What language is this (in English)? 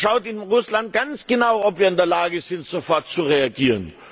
German